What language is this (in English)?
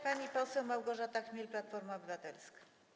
Polish